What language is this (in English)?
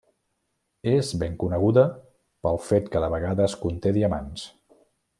Catalan